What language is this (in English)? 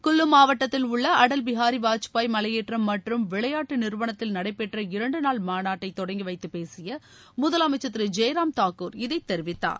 Tamil